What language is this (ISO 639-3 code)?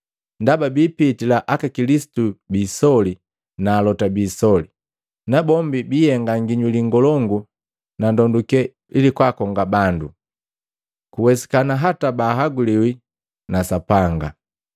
mgv